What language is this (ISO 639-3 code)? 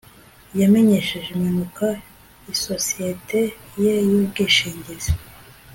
kin